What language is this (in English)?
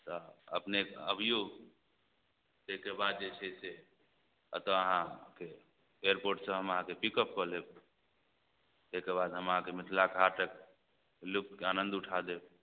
Maithili